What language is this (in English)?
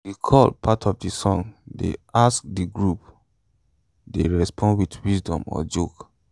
Nigerian Pidgin